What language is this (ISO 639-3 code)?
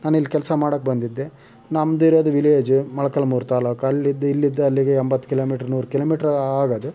kan